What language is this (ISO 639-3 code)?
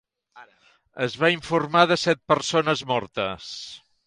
cat